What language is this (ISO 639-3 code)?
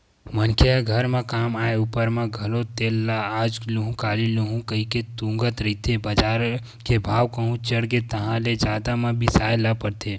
hne